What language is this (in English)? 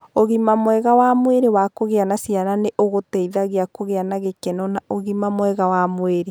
Kikuyu